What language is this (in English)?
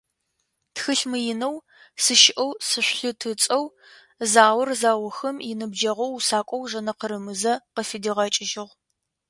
Adyghe